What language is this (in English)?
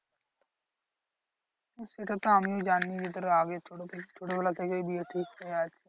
Bangla